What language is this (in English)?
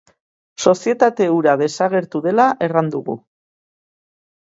Basque